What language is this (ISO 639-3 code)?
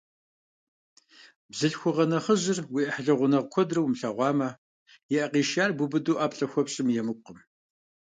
kbd